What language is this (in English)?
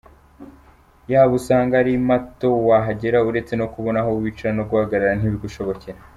Kinyarwanda